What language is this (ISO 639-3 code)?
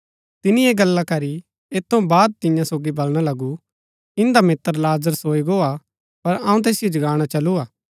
gbk